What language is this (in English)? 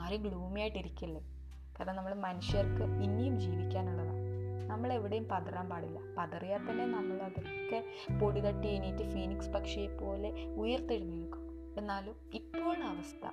Malayalam